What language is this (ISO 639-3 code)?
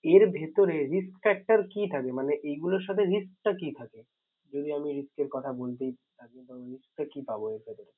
ben